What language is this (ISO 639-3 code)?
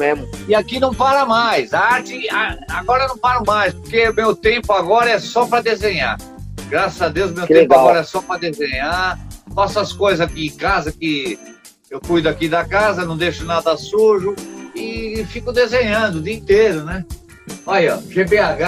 por